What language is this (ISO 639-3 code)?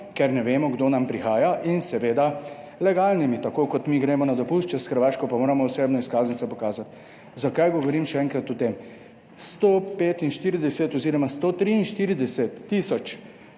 slv